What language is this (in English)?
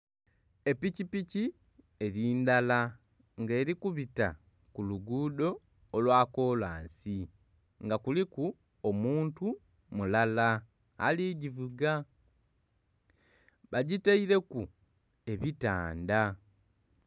Soga